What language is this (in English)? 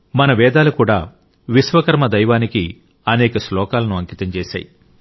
Telugu